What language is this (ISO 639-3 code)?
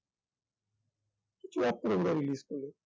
ben